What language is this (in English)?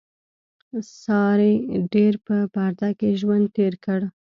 Pashto